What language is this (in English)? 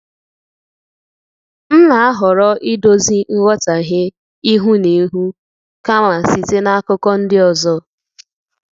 Igbo